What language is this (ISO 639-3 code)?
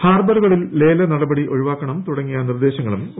mal